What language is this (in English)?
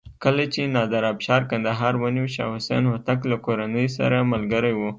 Pashto